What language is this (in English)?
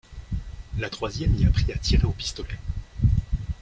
French